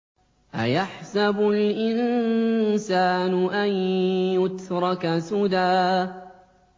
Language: Arabic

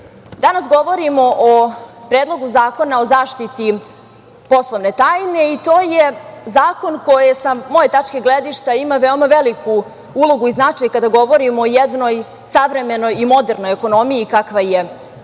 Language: Serbian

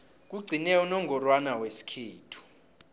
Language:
South Ndebele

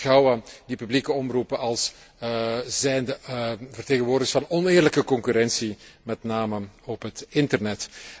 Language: Dutch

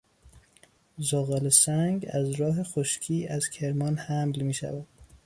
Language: Persian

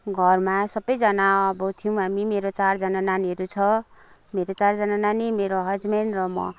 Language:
Nepali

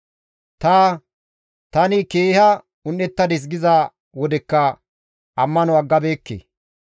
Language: Gamo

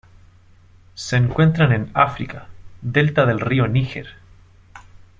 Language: Spanish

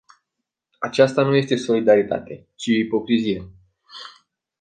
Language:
Romanian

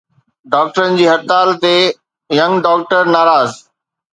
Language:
Sindhi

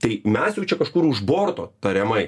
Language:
Lithuanian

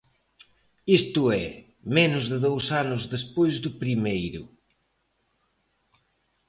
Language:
Galician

